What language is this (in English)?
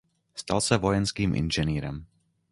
Czech